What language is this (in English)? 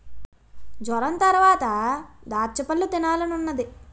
Telugu